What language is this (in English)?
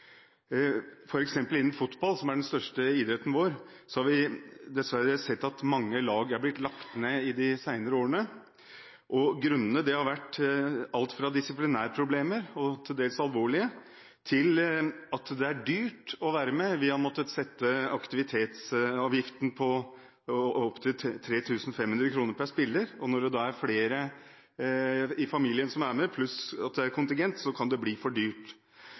Norwegian Bokmål